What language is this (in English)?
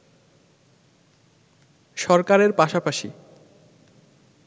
Bangla